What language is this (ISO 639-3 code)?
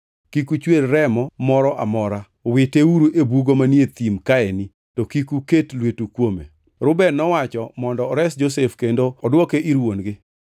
luo